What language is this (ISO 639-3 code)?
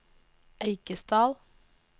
nor